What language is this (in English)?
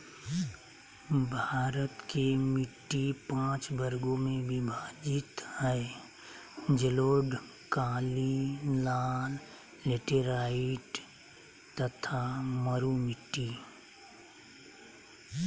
Magahi